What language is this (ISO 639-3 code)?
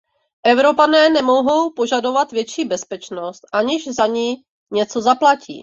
ces